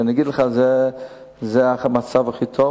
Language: Hebrew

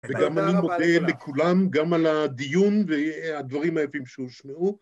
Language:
Hebrew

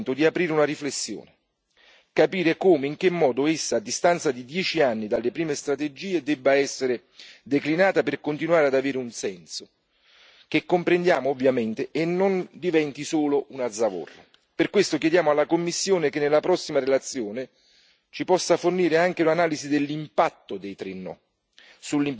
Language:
Italian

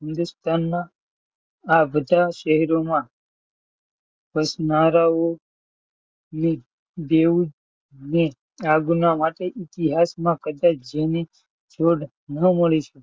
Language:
Gujarati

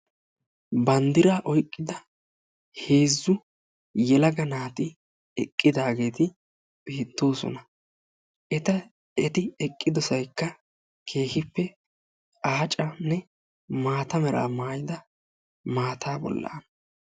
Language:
Wolaytta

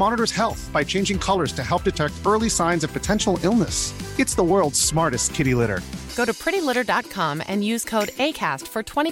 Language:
Urdu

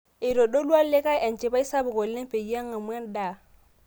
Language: Masai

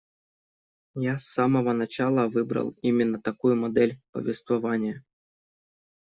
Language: Russian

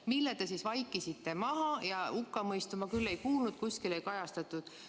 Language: Estonian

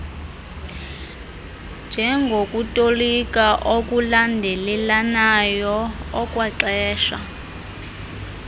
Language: Xhosa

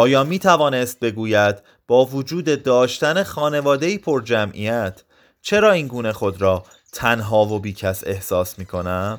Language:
Persian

